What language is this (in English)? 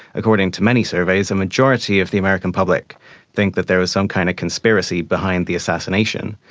English